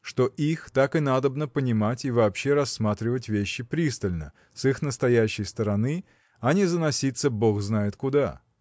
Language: Russian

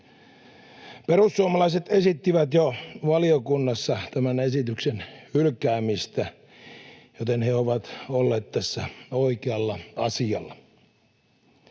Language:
Finnish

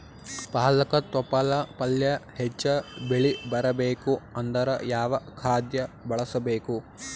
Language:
Kannada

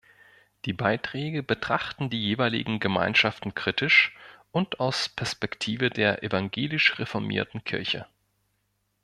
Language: German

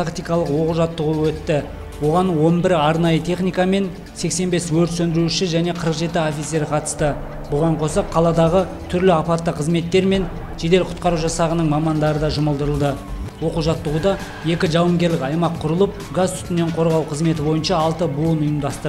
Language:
Turkish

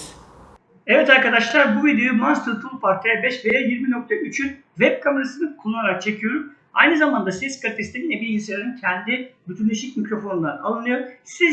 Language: Turkish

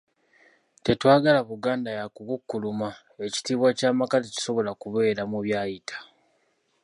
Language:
Ganda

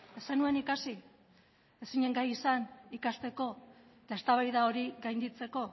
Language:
Basque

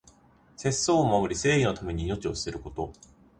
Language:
Japanese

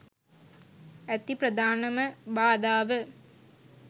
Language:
Sinhala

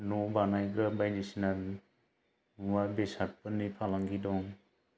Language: Bodo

